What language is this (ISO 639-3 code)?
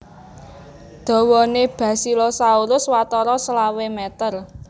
jav